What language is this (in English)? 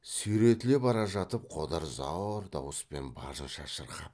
Kazakh